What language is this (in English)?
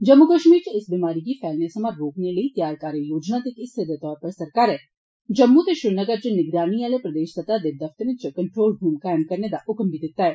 Dogri